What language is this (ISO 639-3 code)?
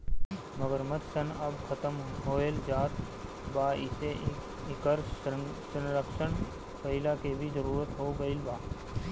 bho